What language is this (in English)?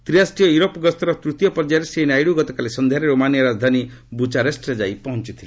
Odia